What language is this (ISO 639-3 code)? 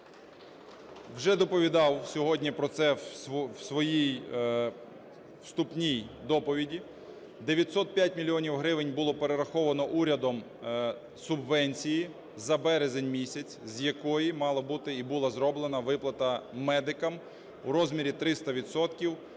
ukr